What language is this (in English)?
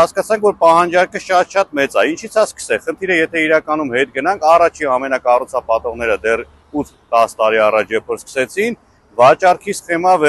Romanian